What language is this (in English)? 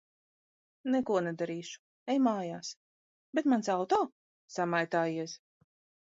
Latvian